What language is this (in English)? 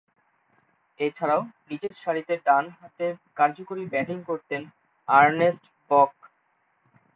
Bangla